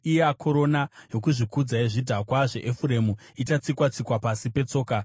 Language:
Shona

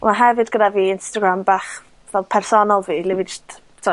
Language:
Welsh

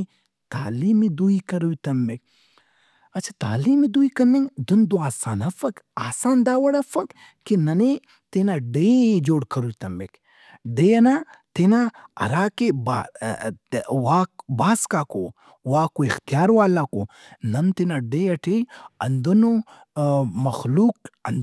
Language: Brahui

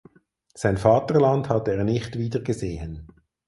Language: German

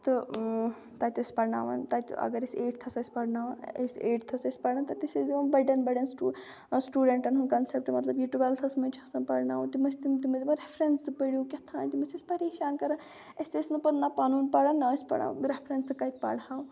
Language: Kashmiri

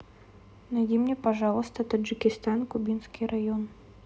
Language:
Russian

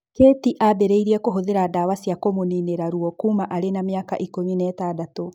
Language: Kikuyu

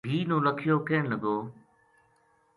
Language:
Gujari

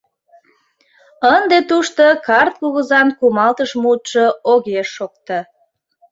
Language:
Mari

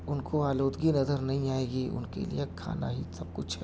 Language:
Urdu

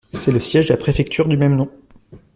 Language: French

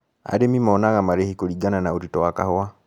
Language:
Kikuyu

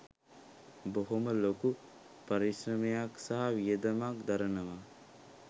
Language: Sinhala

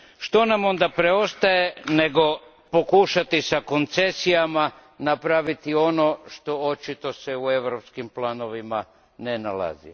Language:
Croatian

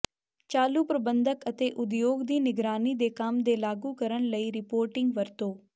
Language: Punjabi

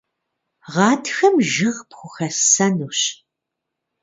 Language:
Kabardian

